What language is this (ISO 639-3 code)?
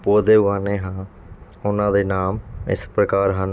pan